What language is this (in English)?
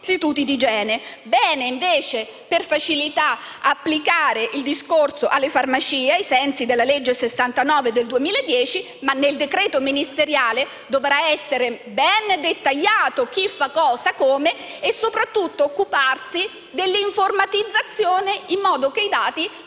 Italian